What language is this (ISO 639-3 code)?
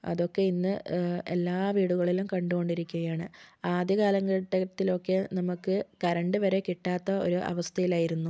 mal